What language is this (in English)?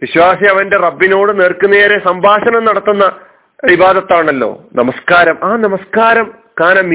Malayalam